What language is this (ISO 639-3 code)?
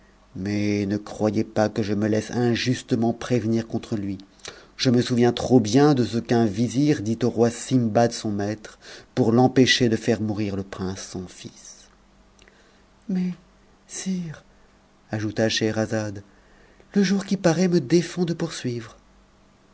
fra